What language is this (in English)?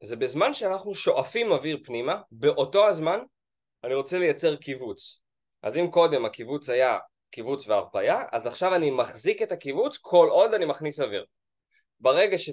Hebrew